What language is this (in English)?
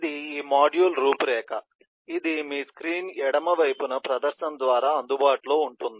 Telugu